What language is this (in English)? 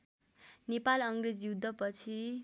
Nepali